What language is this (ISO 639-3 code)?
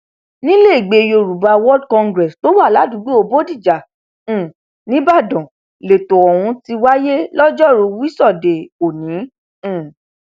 yor